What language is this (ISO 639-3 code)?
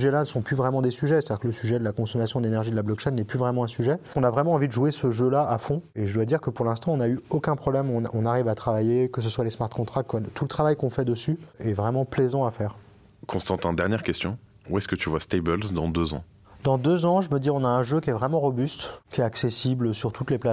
fra